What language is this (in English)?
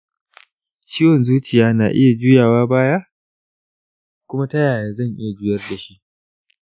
Hausa